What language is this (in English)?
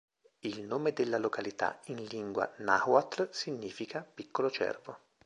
Italian